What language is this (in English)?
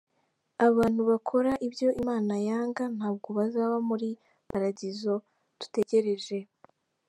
Kinyarwanda